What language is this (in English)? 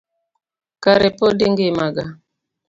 Luo (Kenya and Tanzania)